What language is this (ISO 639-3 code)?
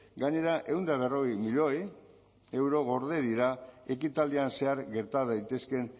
eus